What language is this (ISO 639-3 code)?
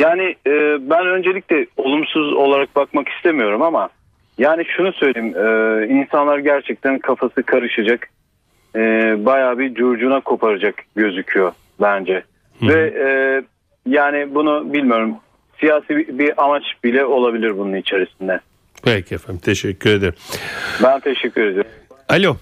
tur